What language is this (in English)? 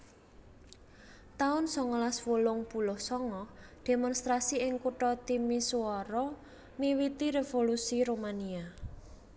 Javanese